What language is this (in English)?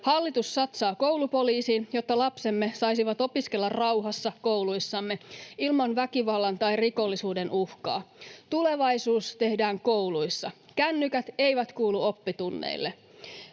Finnish